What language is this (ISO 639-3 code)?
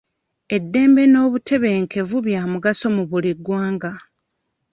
lug